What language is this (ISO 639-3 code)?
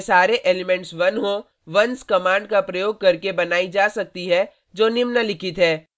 hin